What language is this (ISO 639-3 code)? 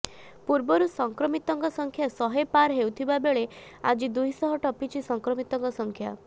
ori